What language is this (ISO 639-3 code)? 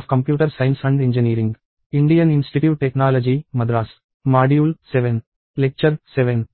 tel